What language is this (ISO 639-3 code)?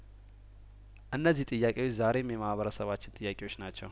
amh